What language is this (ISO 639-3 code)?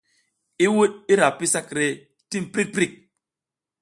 giz